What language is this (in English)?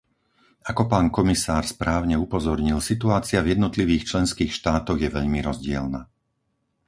Slovak